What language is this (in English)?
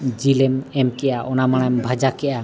Santali